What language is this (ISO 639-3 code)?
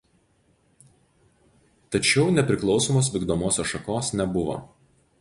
lit